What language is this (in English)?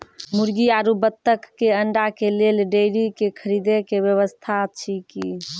Maithili